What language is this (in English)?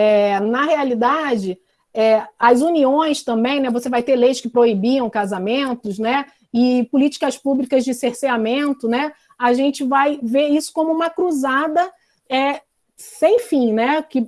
Portuguese